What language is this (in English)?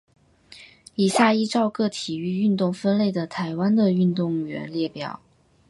Chinese